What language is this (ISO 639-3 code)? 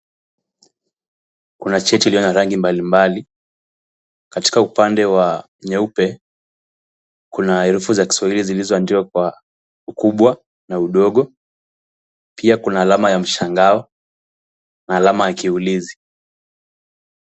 swa